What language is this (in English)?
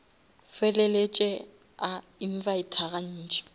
Northern Sotho